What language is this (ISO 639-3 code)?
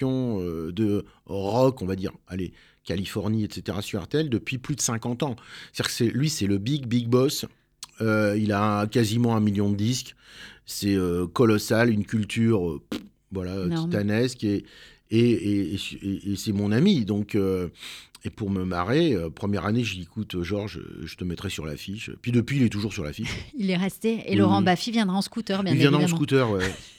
fra